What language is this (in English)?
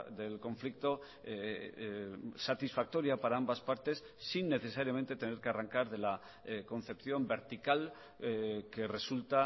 Spanish